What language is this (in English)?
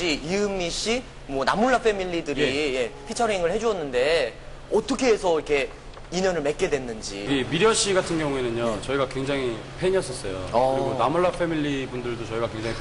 Korean